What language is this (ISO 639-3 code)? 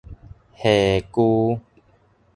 nan